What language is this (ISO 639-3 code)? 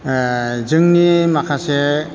brx